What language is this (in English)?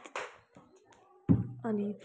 Nepali